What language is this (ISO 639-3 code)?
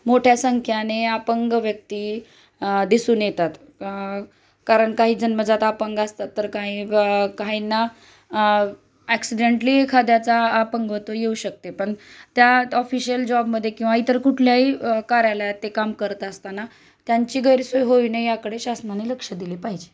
mar